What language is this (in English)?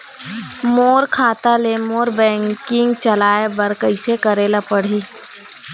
Chhattisgarhi